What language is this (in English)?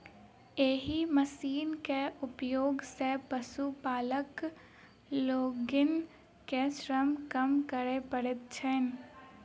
Maithili